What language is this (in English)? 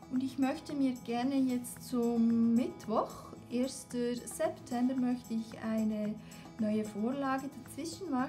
German